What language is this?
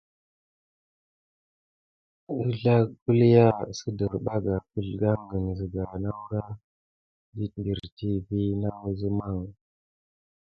Gidar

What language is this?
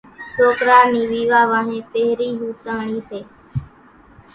Kachi Koli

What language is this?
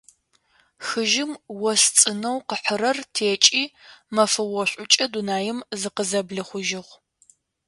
Adyghe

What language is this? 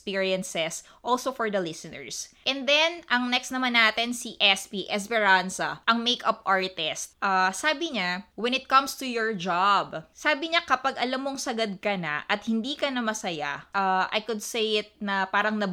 Filipino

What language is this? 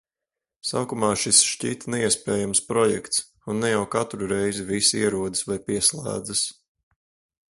Latvian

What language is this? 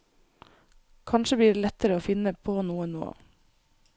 Norwegian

